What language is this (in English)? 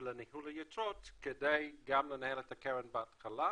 Hebrew